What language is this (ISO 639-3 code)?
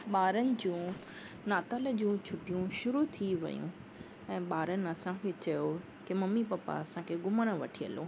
snd